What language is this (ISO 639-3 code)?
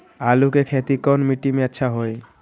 mag